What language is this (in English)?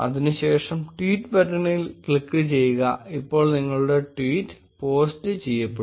Malayalam